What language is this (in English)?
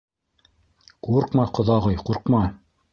Bashkir